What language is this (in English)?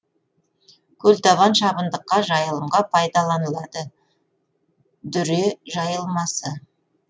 Kazakh